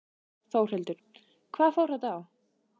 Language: Icelandic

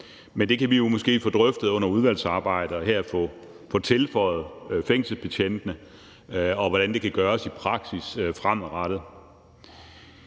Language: Danish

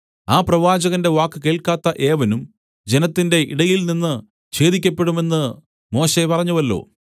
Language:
Malayalam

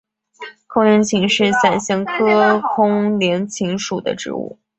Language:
Chinese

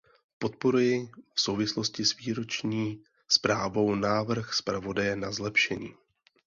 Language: Czech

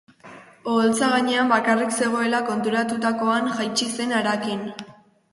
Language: Basque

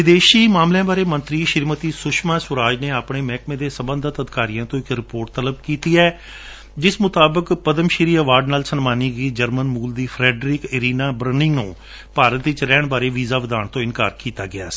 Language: Punjabi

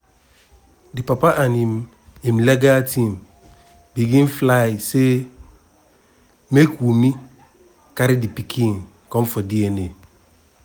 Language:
Nigerian Pidgin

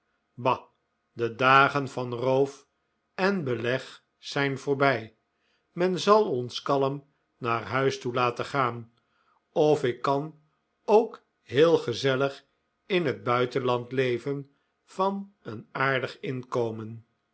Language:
Dutch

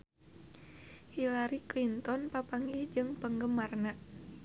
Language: Sundanese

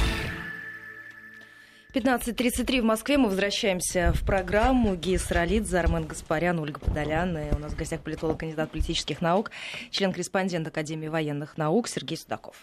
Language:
Russian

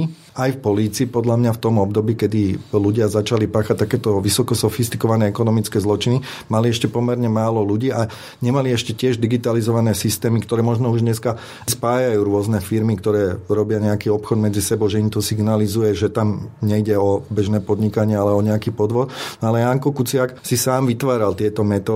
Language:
Slovak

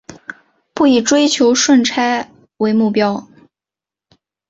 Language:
Chinese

